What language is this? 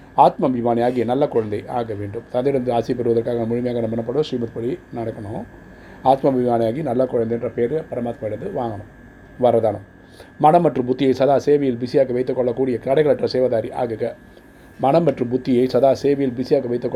Tamil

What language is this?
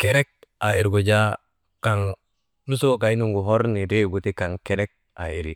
Maba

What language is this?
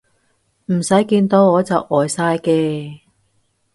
Cantonese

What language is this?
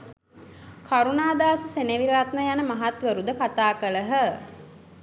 Sinhala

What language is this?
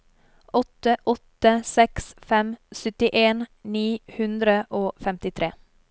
Norwegian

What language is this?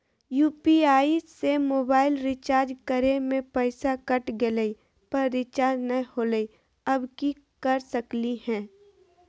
Magahi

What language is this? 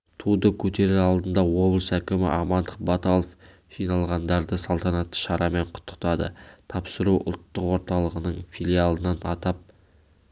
Kazakh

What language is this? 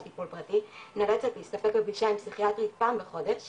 Hebrew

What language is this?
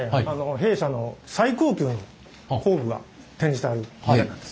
Japanese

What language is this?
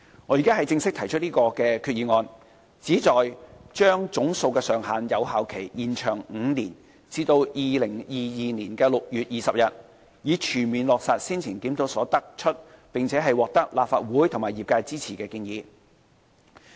Cantonese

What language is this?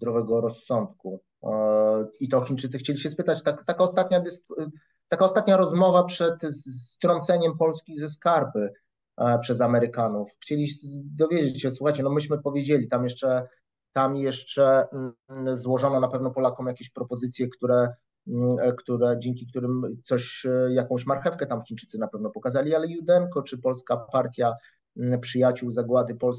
Polish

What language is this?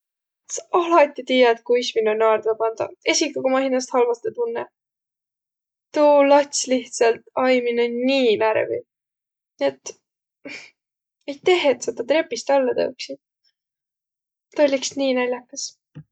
Võro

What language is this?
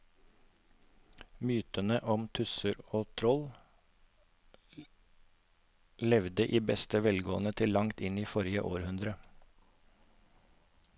Norwegian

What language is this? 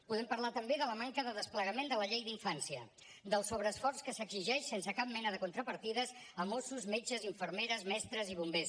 Catalan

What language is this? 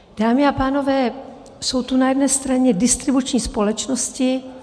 Czech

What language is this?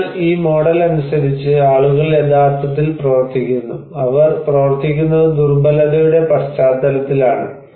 Malayalam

